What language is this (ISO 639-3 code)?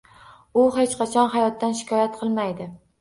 uzb